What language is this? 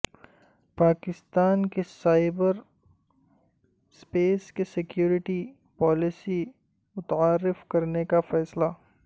Urdu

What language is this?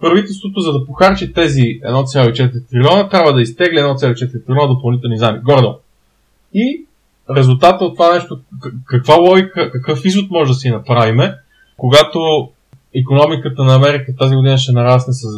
Bulgarian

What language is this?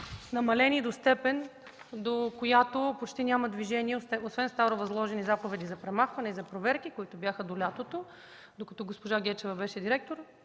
Bulgarian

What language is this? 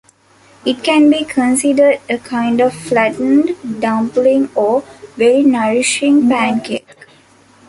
English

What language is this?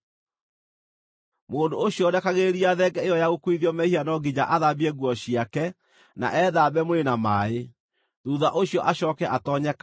Kikuyu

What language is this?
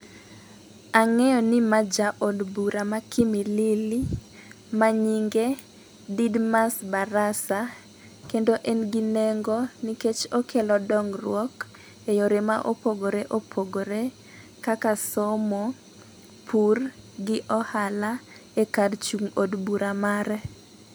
Luo (Kenya and Tanzania)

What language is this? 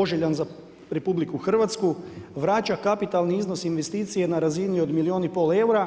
Croatian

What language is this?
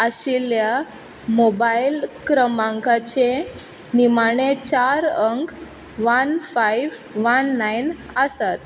Konkani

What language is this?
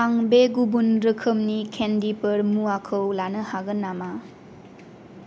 Bodo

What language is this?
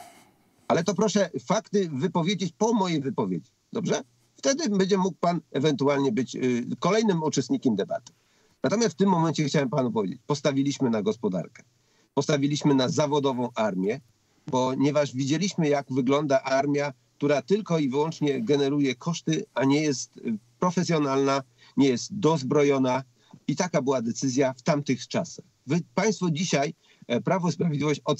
Polish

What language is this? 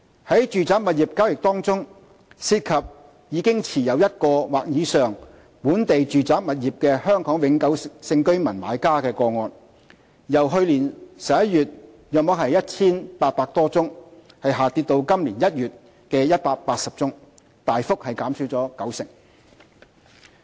Cantonese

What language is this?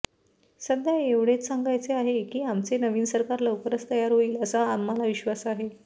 Marathi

